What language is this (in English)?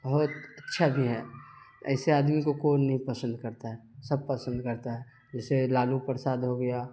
Urdu